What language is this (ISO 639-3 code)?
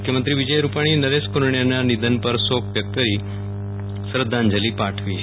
guj